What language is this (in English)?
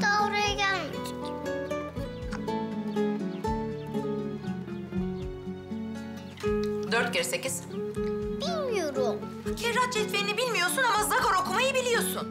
Turkish